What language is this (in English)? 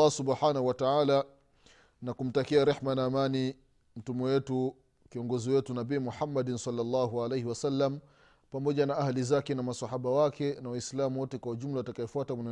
Swahili